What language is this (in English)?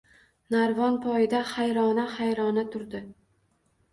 Uzbek